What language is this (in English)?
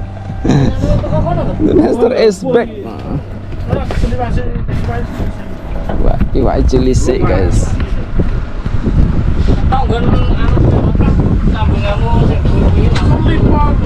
Indonesian